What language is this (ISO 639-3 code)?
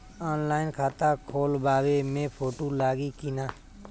bho